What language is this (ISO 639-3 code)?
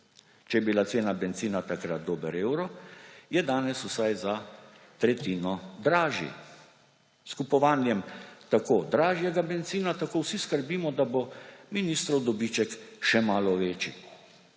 slv